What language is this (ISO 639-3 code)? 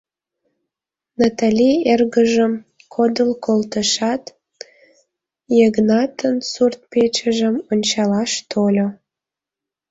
chm